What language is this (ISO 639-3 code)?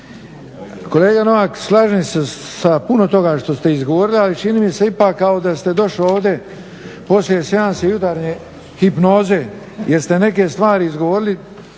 hrv